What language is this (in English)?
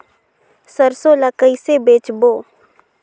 Chhattisgarhi